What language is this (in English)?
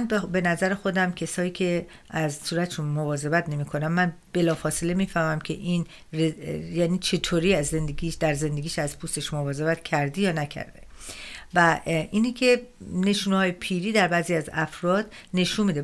Persian